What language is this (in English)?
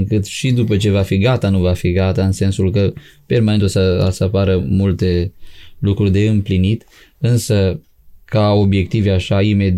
Romanian